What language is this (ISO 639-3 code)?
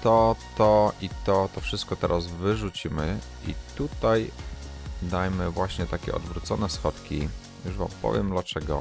pol